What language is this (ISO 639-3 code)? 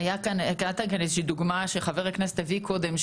heb